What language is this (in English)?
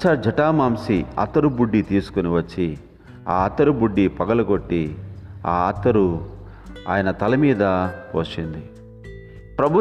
Telugu